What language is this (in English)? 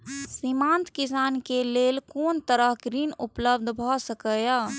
Maithili